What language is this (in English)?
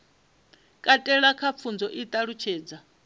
Venda